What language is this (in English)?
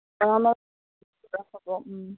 Assamese